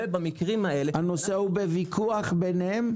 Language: Hebrew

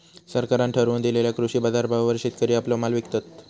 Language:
Marathi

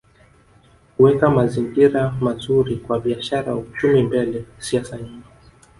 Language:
Swahili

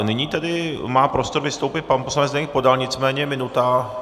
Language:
Czech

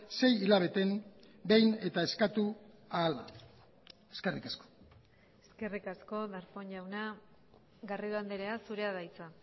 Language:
Basque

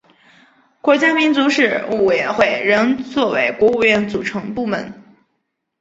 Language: Chinese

